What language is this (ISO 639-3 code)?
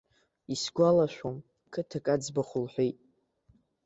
abk